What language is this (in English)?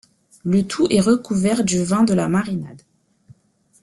French